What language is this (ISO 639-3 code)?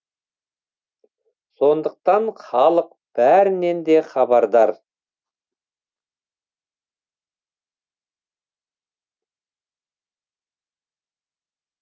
kaz